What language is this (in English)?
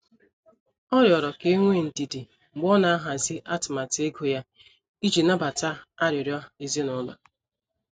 Igbo